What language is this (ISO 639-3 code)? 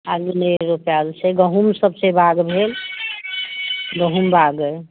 mai